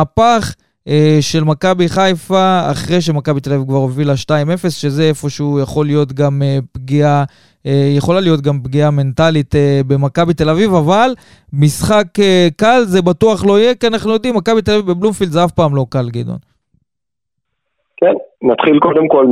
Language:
Hebrew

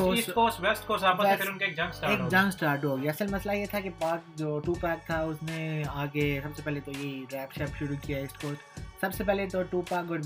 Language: Urdu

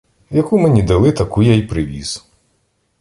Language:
Ukrainian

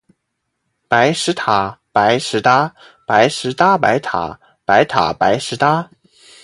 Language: Chinese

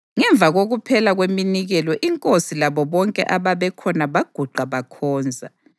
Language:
North Ndebele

